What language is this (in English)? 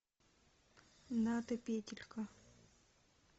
Russian